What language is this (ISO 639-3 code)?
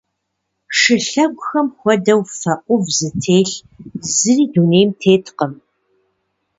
kbd